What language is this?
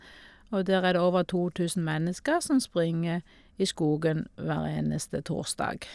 Norwegian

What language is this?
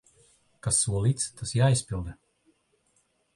Latvian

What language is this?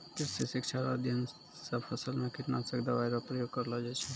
Maithili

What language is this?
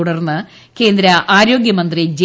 Malayalam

